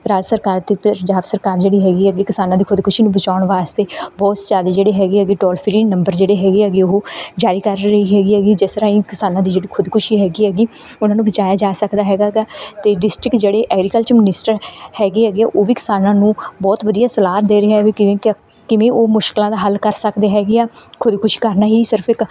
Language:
Punjabi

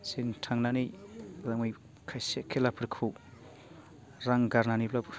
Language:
Bodo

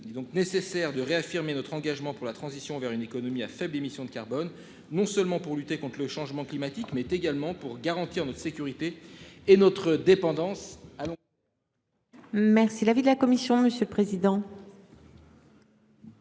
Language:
French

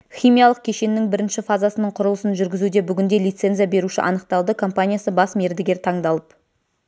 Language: Kazakh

